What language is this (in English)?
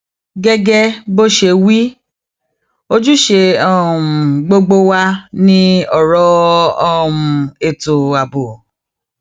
Yoruba